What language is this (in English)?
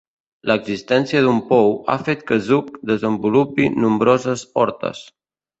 Catalan